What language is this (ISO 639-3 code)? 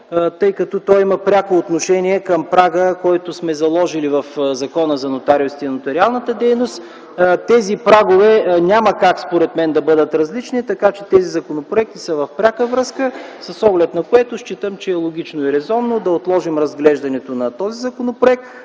bul